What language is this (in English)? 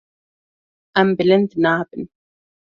Kurdish